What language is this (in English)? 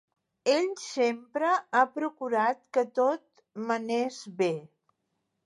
Catalan